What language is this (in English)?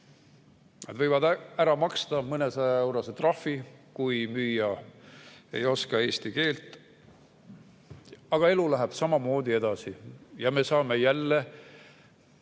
Estonian